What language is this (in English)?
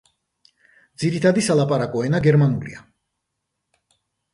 Georgian